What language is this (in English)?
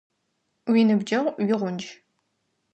Adyghe